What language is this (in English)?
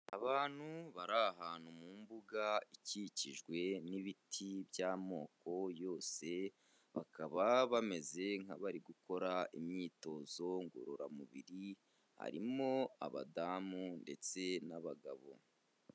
Kinyarwanda